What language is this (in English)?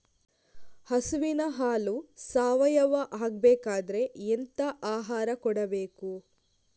Kannada